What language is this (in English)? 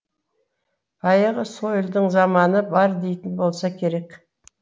Kazakh